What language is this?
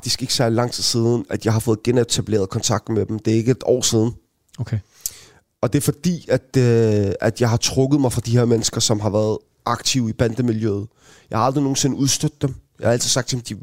Danish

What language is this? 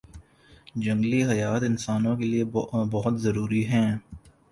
Urdu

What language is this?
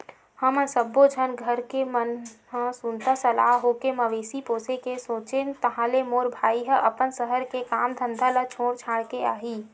Chhattisgarhi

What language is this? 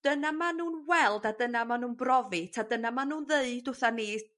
Welsh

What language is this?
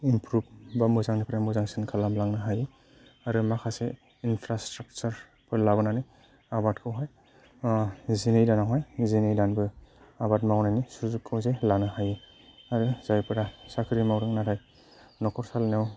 Bodo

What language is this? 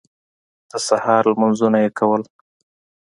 Pashto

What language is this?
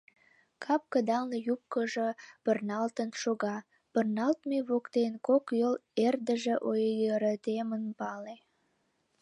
Mari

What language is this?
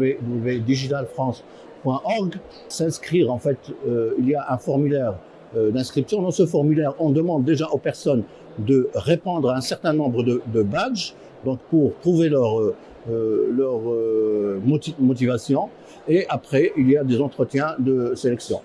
French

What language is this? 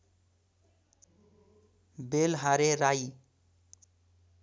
Nepali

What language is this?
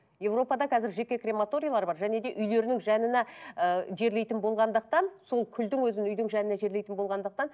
Kazakh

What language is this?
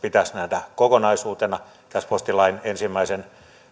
Finnish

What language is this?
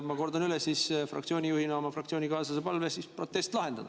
Estonian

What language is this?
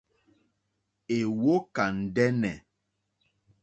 Mokpwe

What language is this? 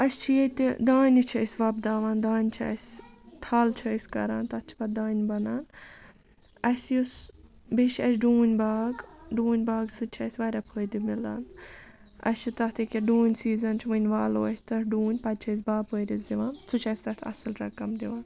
Kashmiri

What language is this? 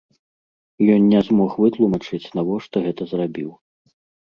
Belarusian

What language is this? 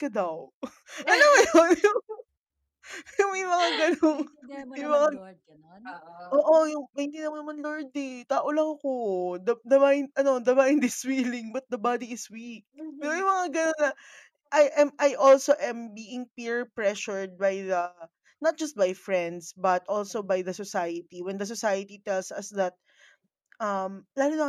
Filipino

